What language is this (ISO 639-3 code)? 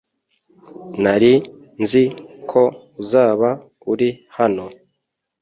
kin